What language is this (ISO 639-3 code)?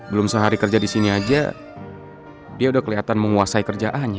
ind